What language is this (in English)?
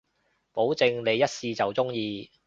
Cantonese